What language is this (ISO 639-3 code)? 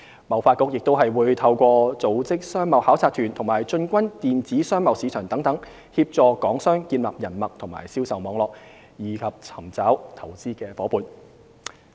yue